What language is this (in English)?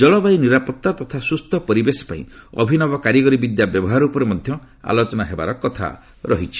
Odia